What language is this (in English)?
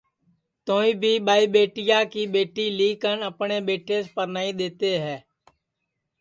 Sansi